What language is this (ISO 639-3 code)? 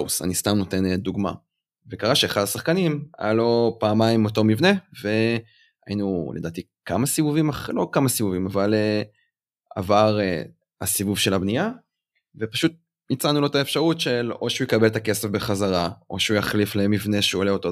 heb